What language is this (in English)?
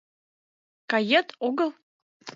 Mari